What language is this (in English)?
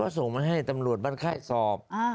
Thai